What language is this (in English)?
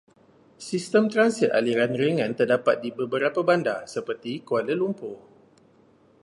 Malay